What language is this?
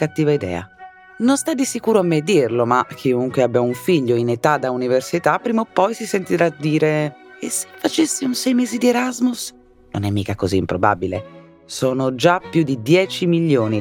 Italian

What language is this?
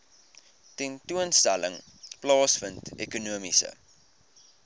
Afrikaans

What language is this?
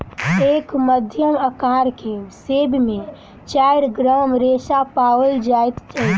Maithili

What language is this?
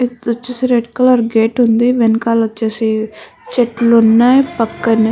Telugu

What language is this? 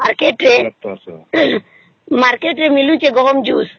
Odia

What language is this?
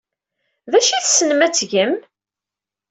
Kabyle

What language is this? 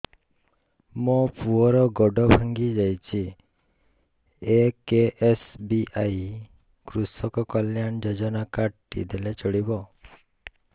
Odia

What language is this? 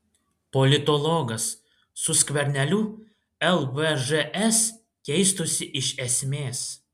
Lithuanian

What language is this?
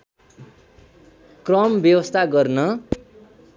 Nepali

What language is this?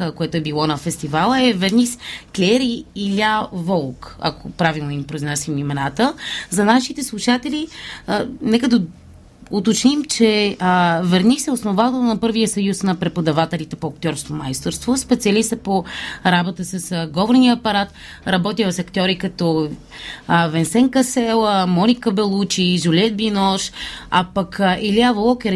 Bulgarian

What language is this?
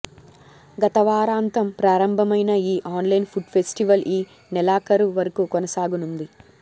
Telugu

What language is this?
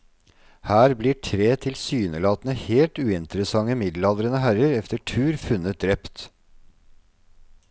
Norwegian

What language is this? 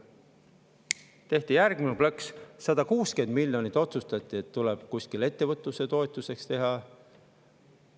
Estonian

